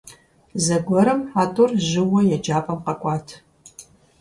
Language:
Kabardian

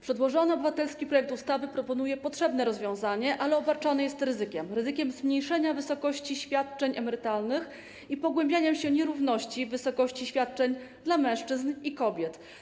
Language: Polish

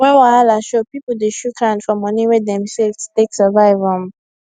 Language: Nigerian Pidgin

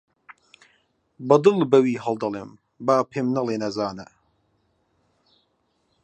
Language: Central Kurdish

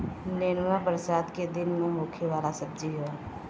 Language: Bhojpuri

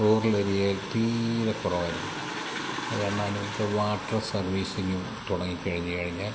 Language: Malayalam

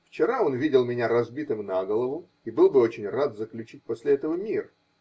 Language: Russian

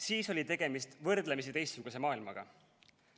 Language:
Estonian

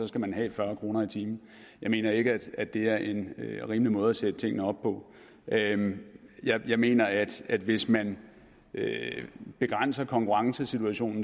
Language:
Danish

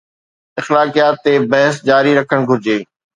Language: Sindhi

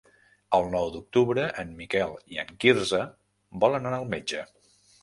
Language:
Catalan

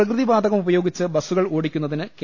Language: Malayalam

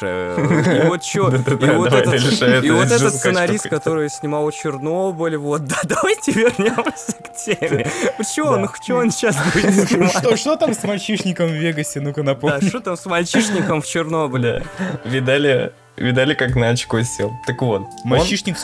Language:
Russian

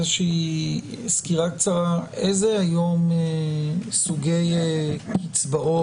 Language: Hebrew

